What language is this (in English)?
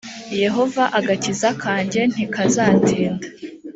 Kinyarwanda